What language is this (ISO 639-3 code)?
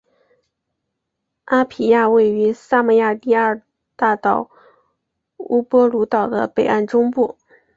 zho